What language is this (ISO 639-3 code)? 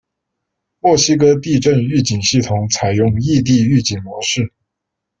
zho